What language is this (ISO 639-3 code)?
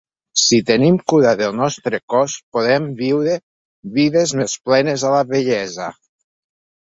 cat